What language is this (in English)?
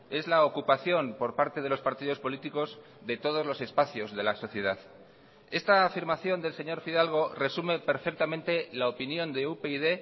Spanish